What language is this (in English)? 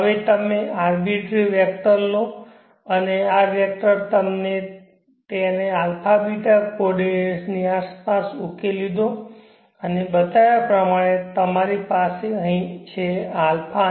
Gujarati